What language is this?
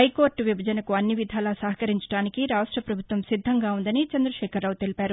Telugu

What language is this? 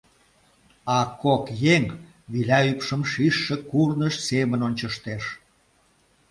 Mari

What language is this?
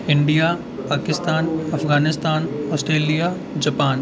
Dogri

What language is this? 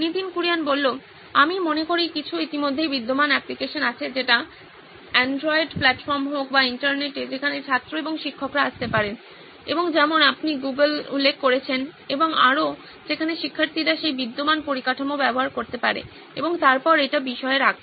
Bangla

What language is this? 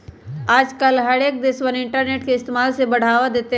Magahi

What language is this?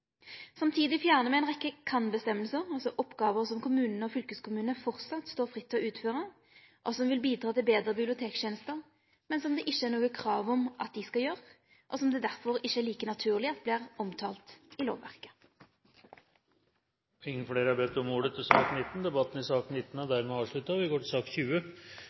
Norwegian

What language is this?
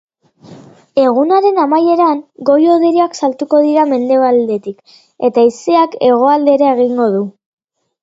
Basque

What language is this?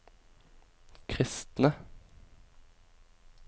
Norwegian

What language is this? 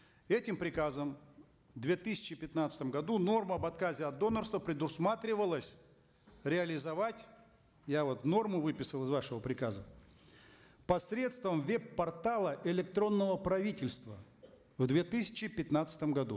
Kazakh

